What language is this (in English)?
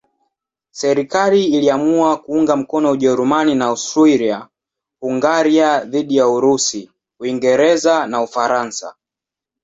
Swahili